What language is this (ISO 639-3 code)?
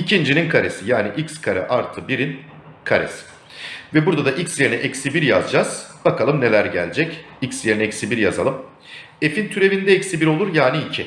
tur